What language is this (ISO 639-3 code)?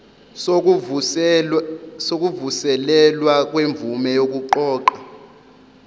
zul